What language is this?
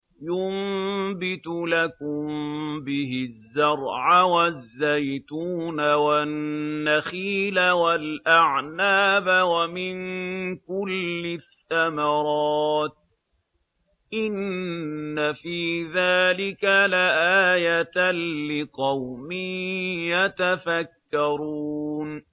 Arabic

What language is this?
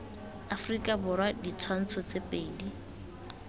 Tswana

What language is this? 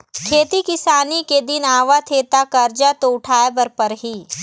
Chhattisgarhi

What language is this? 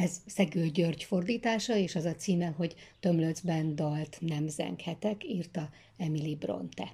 Hungarian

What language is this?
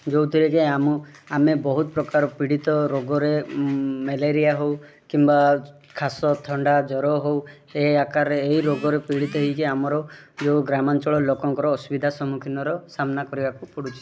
Odia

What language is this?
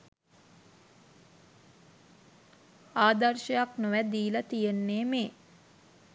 Sinhala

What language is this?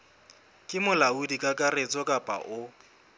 Southern Sotho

